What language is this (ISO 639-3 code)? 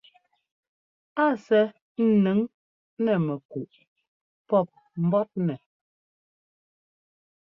jgo